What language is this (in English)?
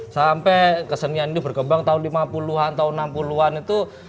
Indonesian